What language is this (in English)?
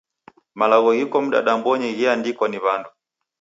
Taita